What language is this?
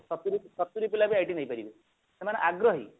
Odia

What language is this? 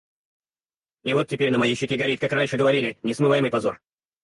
Russian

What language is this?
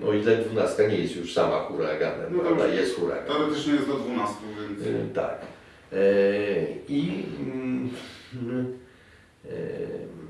Polish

